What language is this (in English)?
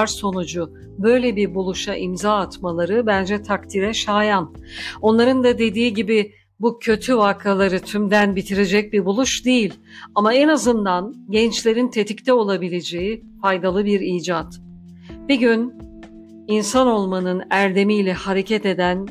Turkish